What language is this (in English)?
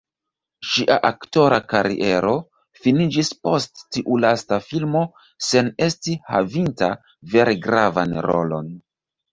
Esperanto